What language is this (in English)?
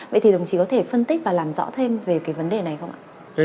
Vietnamese